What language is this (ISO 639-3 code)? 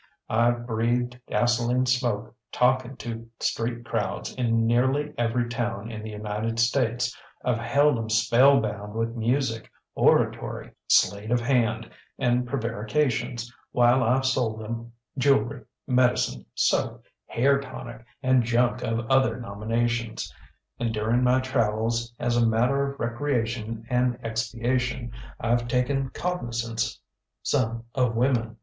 eng